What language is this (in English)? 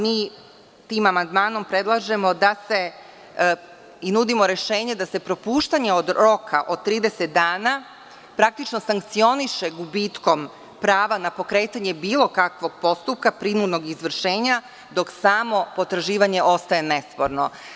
Serbian